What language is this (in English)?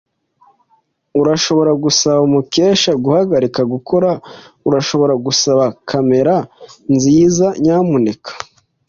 Kinyarwanda